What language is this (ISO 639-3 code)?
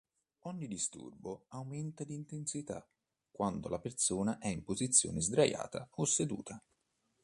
ita